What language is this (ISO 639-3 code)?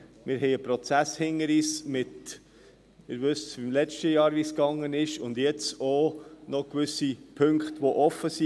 gsw